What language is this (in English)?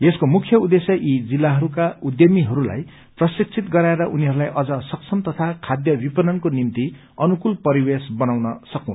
Nepali